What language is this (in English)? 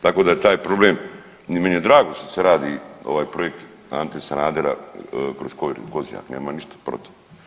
Croatian